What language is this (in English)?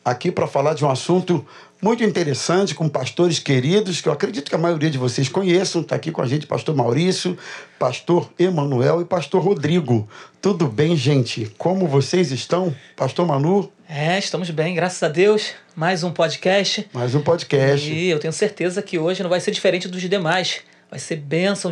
Portuguese